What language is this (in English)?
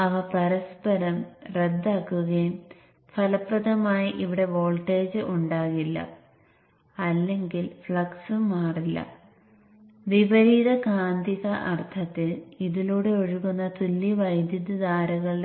Malayalam